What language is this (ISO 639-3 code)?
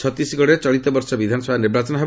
ori